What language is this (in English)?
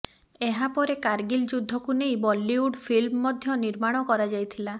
Odia